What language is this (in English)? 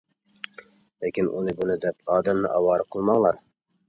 Uyghur